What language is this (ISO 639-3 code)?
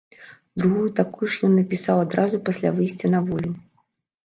bel